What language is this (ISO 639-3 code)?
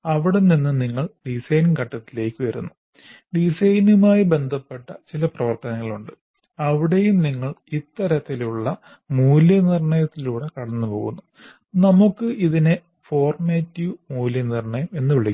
mal